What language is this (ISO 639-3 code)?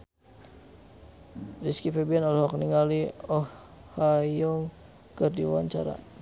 sun